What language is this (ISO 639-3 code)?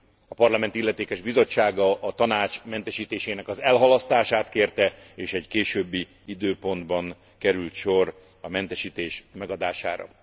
hun